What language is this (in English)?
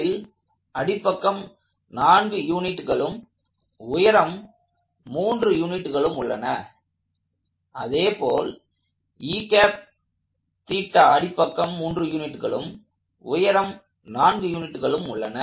Tamil